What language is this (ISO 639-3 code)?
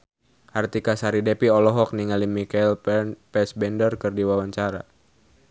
sun